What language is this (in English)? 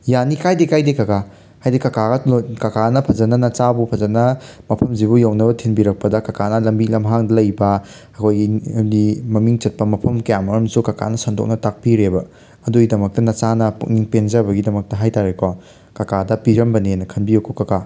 Manipuri